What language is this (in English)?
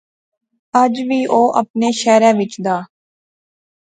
Pahari-Potwari